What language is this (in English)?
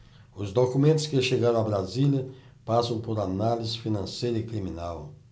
Portuguese